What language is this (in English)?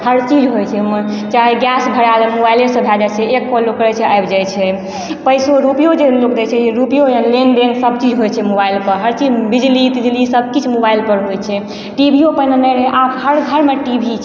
Maithili